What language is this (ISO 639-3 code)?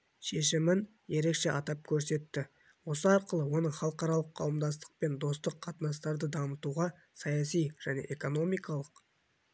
kaz